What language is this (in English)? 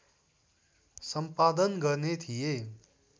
Nepali